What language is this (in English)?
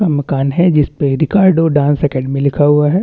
Hindi